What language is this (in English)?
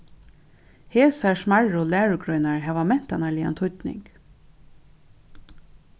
Faroese